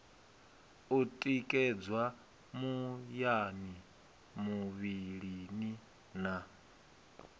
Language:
Venda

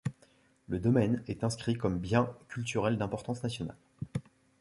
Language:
French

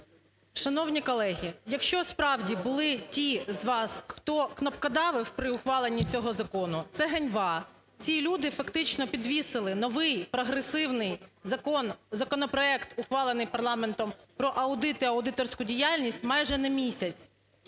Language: Ukrainian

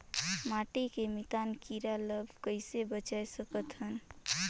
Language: Chhattisgarhi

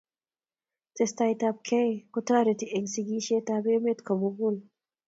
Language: Kalenjin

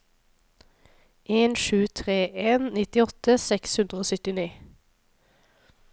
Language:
Norwegian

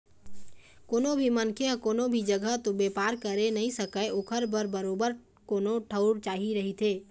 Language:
Chhattisgarhi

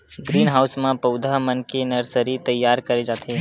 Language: Chhattisgarhi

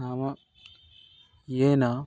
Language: Sanskrit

